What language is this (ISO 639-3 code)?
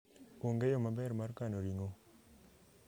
luo